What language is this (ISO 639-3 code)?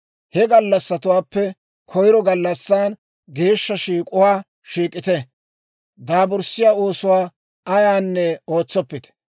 dwr